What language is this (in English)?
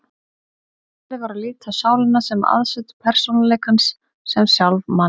Icelandic